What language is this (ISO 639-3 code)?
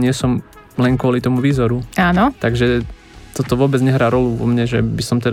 slk